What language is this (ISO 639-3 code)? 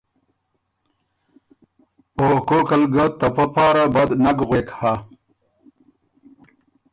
oru